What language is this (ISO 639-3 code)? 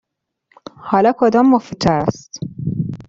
fas